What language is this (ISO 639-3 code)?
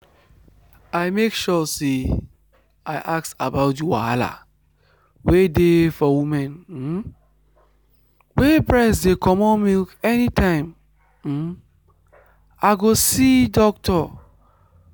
pcm